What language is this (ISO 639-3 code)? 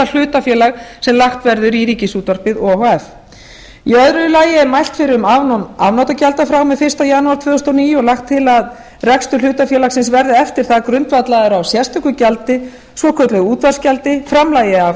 isl